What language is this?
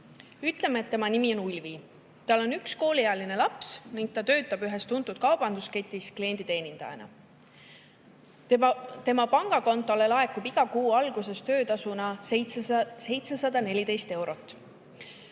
Estonian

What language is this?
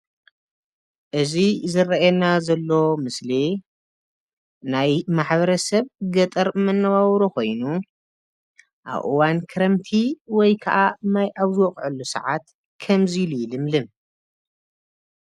Tigrinya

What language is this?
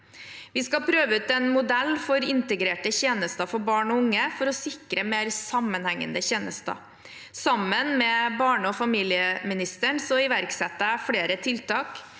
Norwegian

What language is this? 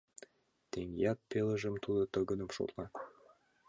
Mari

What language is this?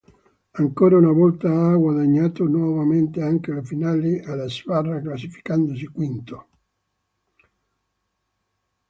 Italian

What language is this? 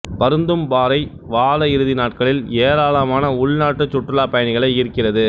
Tamil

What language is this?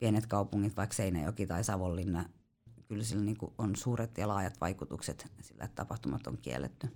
Finnish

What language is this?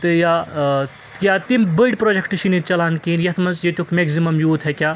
Kashmiri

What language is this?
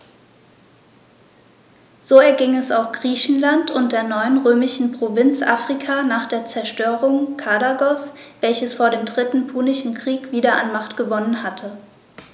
German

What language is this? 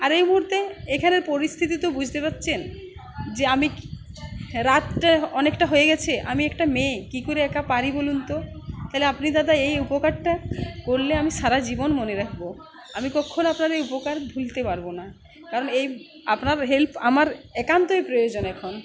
Bangla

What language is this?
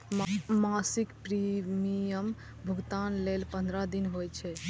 Maithili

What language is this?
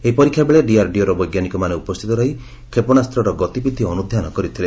Odia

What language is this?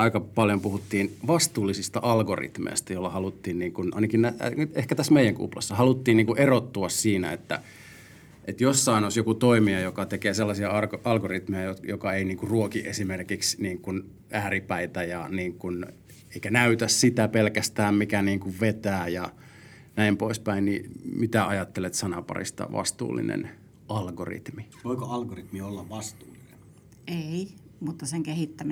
Finnish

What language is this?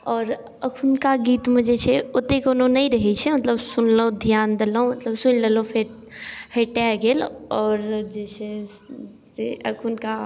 Maithili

